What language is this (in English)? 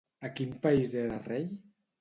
Catalan